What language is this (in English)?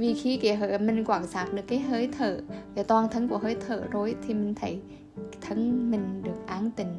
Vietnamese